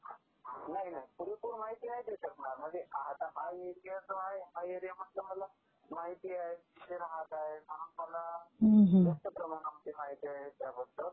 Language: Marathi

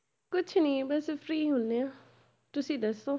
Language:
Punjabi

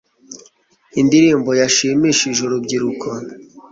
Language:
Kinyarwanda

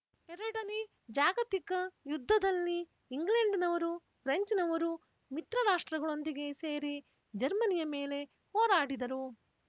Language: Kannada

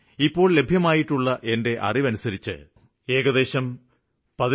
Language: Malayalam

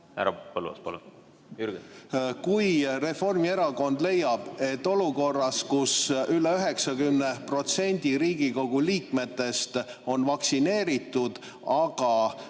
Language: Estonian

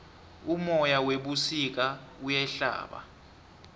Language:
South Ndebele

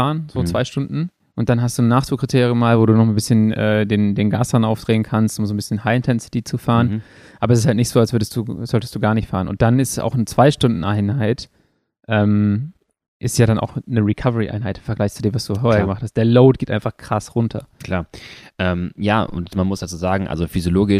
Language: German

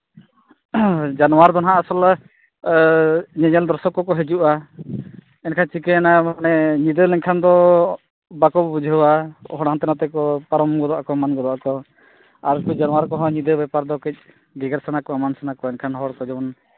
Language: Santali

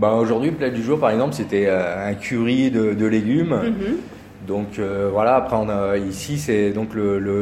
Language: French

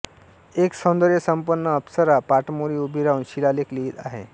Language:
Marathi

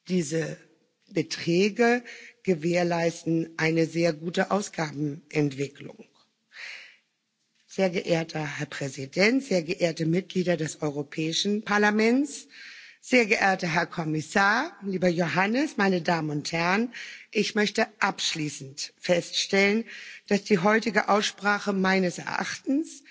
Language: German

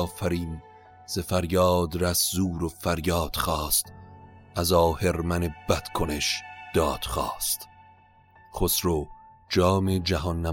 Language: Persian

